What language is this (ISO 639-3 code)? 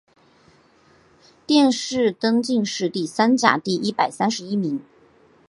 zho